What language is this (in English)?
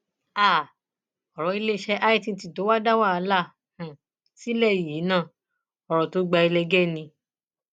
Yoruba